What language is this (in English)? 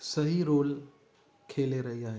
Sindhi